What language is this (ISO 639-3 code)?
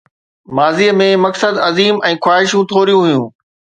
snd